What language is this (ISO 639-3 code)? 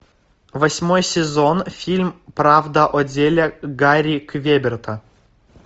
rus